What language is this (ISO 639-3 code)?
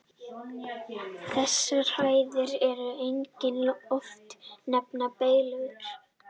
isl